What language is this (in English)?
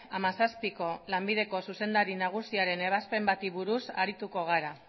Basque